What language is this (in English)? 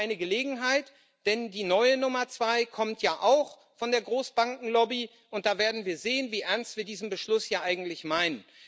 German